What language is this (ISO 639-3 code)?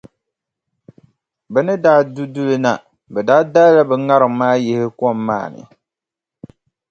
dag